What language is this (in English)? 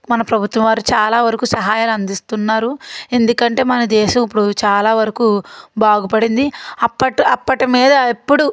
Telugu